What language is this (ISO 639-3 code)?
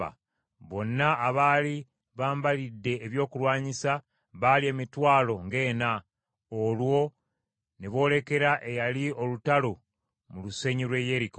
lug